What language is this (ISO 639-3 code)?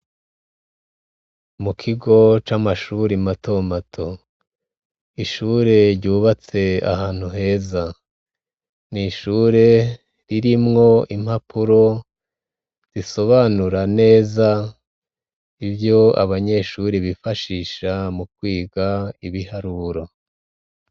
run